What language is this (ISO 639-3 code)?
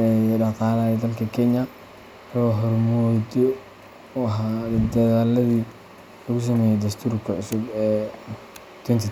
som